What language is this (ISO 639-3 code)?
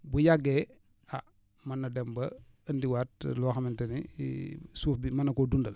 wol